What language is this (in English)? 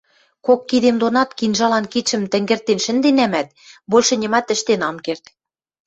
Western Mari